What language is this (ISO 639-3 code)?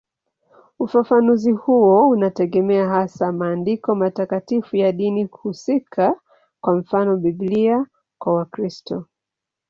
swa